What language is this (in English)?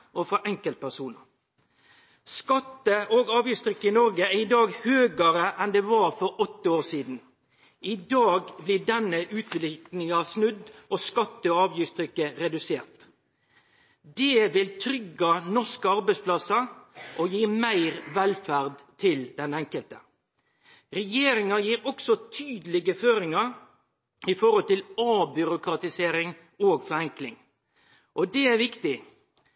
Norwegian Nynorsk